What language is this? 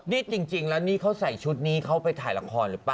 Thai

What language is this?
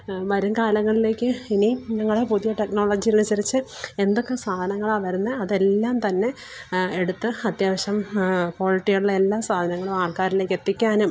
Malayalam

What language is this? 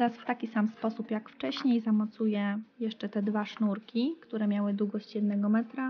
Polish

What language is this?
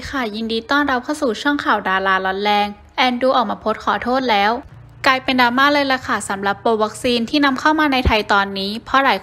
Thai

